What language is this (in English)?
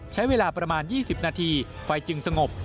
Thai